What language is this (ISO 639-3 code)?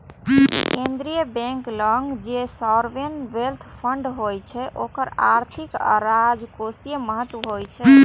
mai